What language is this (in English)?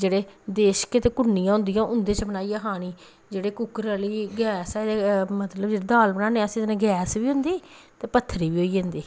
Dogri